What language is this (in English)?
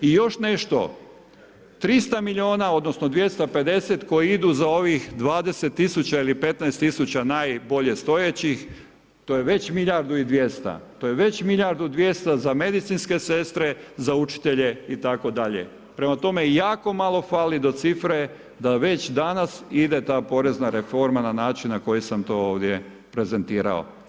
Croatian